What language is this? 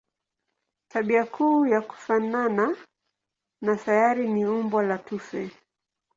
Swahili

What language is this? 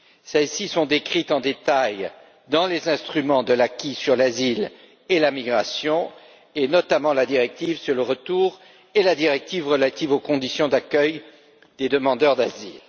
French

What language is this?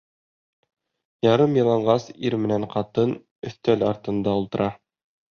Bashkir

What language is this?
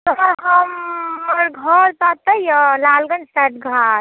Maithili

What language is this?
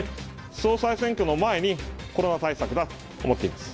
Japanese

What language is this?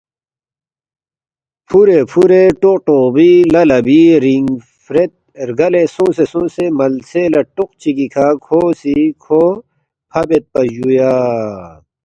Balti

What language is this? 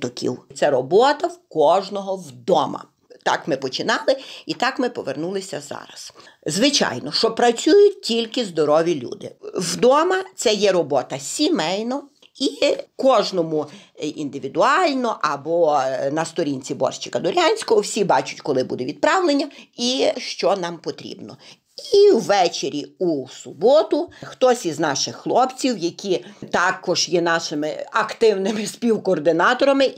Ukrainian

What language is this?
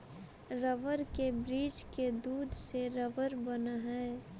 Magahi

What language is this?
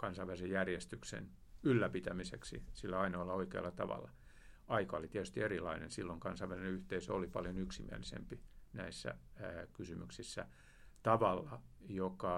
Finnish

